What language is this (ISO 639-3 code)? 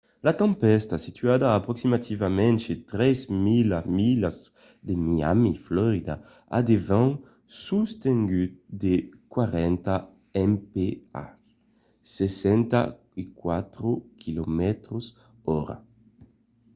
oci